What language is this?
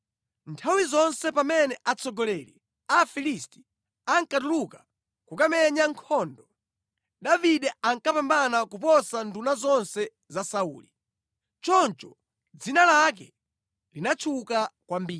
Nyanja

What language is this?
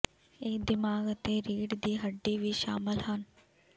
Punjabi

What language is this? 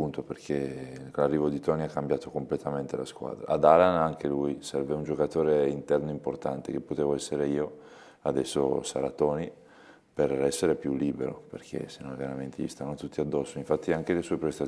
Italian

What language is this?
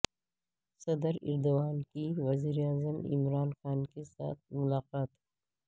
Urdu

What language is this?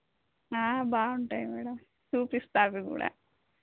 Telugu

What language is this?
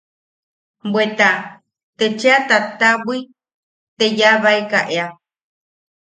Yaqui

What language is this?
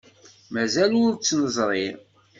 Kabyle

